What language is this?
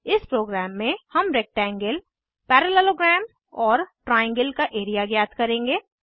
Hindi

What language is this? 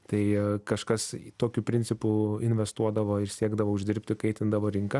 Lithuanian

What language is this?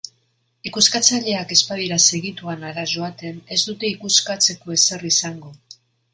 Basque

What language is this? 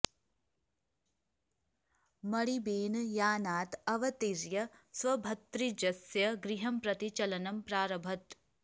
Sanskrit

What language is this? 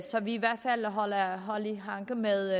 Danish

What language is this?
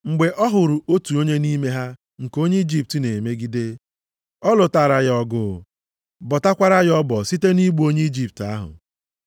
Igbo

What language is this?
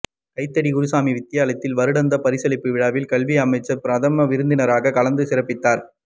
Tamil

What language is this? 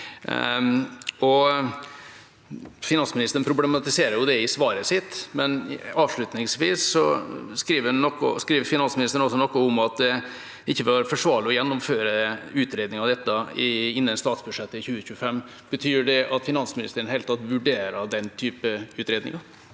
Norwegian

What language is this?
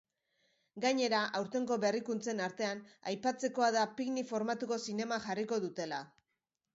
Basque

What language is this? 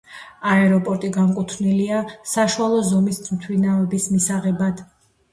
Georgian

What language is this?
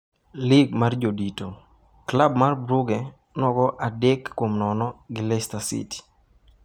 Luo (Kenya and Tanzania)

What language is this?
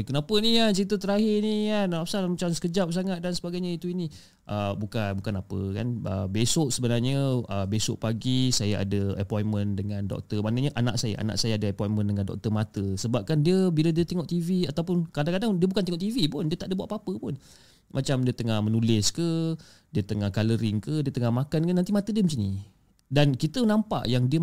Malay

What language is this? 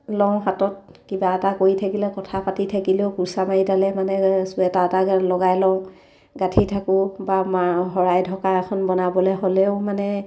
Assamese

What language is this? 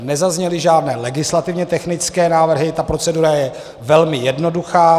Czech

